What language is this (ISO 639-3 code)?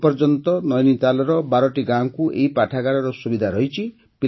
ori